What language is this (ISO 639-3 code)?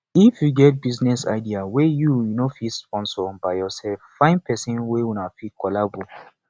pcm